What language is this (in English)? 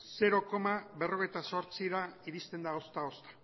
Basque